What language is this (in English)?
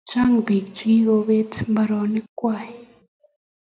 Kalenjin